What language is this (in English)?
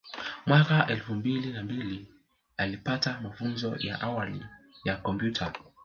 Swahili